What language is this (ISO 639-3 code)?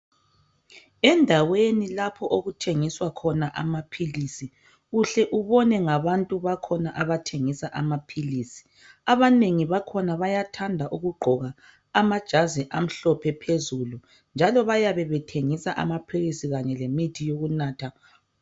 nde